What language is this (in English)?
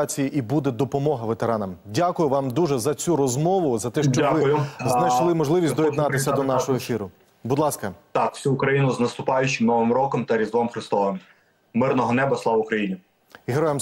Ukrainian